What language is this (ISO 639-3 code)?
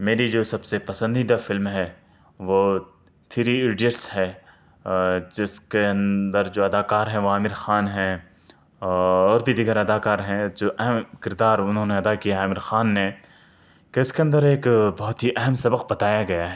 urd